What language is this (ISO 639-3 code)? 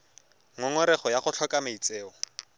tsn